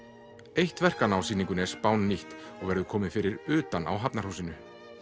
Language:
Icelandic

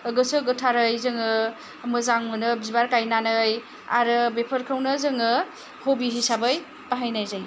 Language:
Bodo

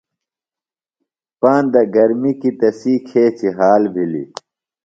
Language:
Phalura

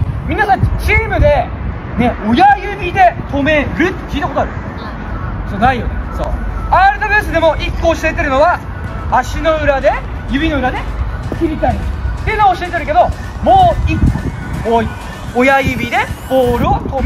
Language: Japanese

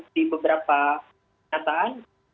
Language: Indonesian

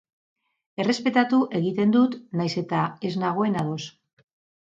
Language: Basque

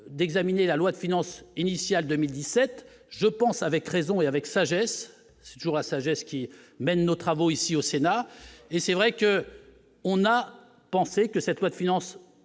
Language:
French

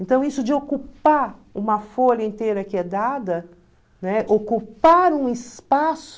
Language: Portuguese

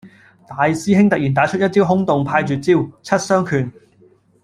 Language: Cantonese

